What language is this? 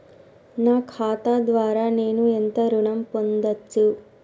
Telugu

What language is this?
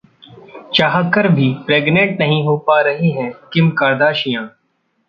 Hindi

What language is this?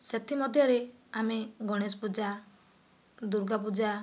Odia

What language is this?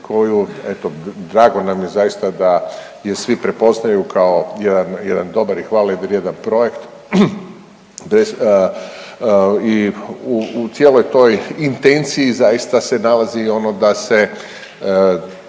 Croatian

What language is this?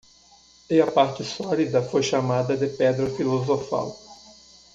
Portuguese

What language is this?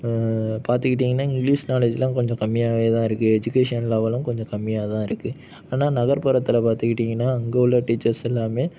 Tamil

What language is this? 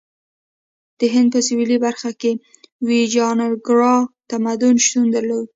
Pashto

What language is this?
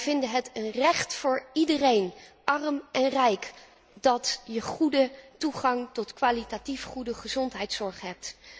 Dutch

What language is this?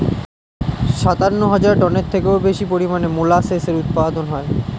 Bangla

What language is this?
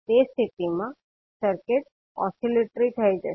Gujarati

